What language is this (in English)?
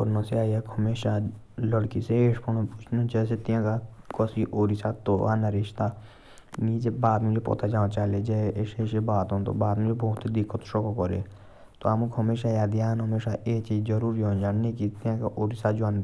Jaunsari